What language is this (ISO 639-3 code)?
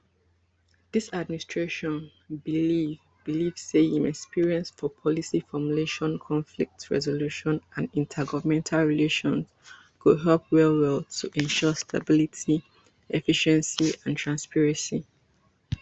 pcm